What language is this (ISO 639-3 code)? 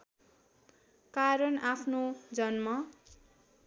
nep